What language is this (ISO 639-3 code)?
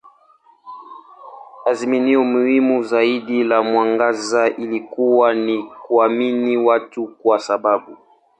swa